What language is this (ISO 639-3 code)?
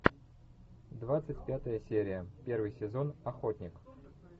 rus